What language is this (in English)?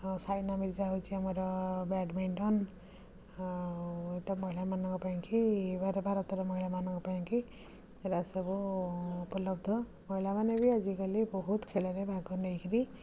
Odia